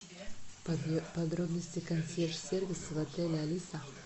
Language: Russian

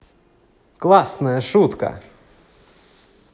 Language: Russian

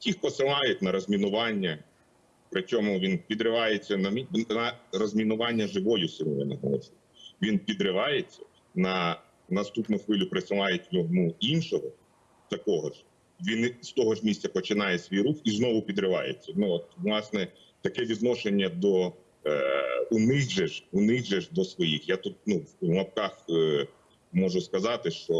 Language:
Ukrainian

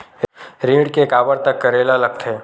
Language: Chhattisgarhi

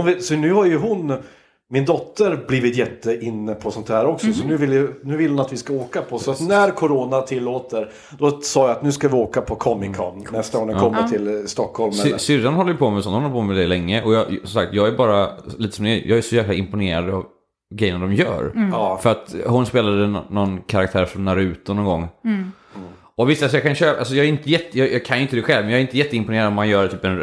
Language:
Swedish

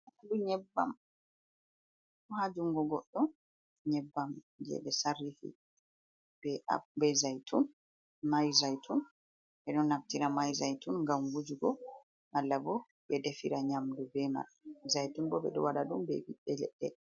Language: Fula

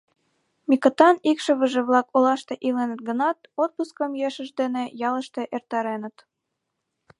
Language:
Mari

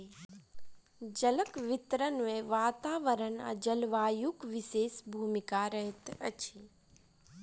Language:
Maithili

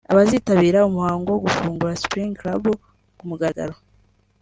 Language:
Kinyarwanda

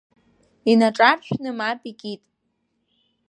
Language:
Abkhazian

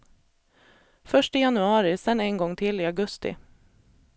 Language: Swedish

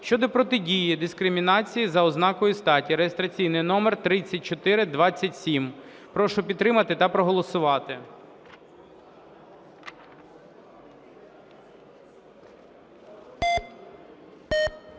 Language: Ukrainian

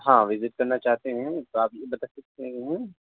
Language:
Urdu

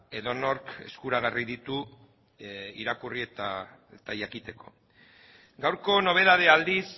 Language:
Basque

